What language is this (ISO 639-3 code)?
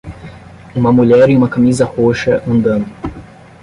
por